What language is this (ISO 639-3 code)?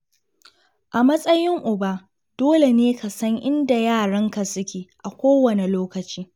hau